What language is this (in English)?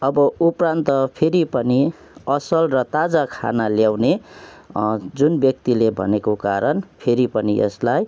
Nepali